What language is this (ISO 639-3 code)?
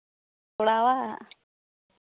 sat